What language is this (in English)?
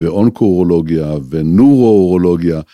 Hebrew